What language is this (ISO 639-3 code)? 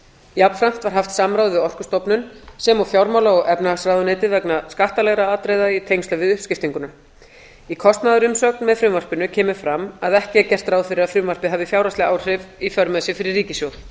isl